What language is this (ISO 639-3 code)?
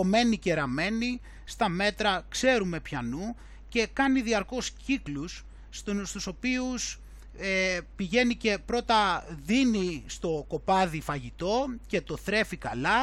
ell